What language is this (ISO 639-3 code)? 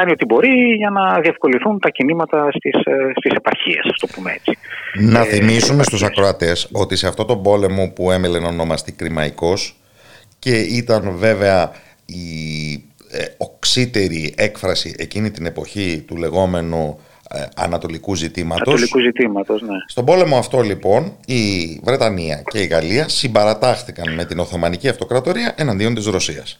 ell